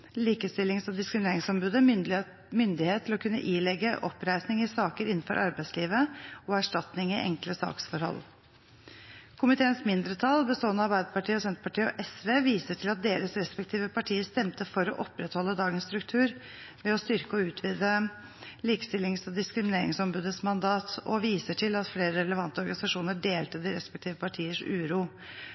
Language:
Norwegian Bokmål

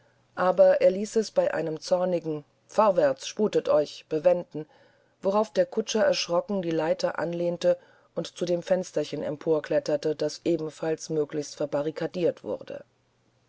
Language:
German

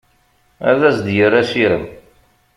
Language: Kabyle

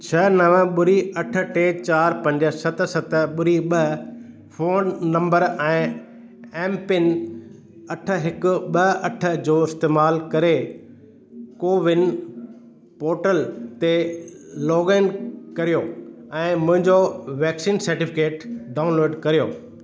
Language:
Sindhi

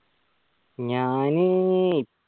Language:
Malayalam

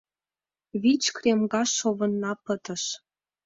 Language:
Mari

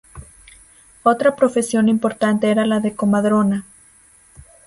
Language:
Spanish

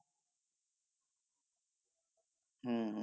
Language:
Bangla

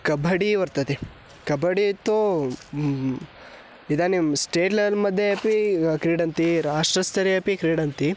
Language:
Sanskrit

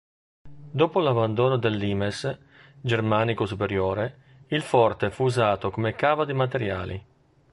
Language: Italian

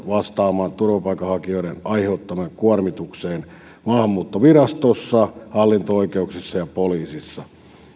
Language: Finnish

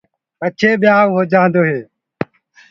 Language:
Gurgula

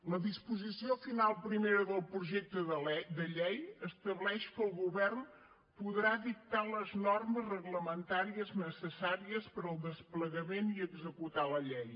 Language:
Catalan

